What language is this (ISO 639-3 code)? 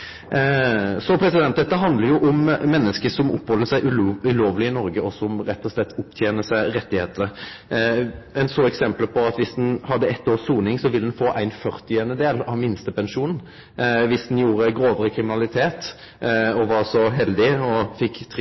nno